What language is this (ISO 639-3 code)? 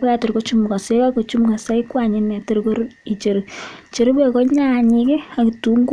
kln